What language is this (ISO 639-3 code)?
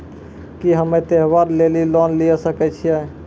mai